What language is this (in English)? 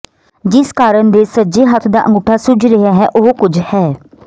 Punjabi